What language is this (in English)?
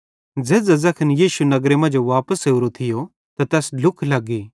Bhadrawahi